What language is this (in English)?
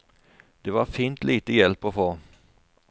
Norwegian